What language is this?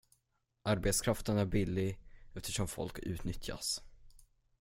Swedish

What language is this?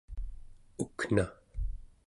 Central Yupik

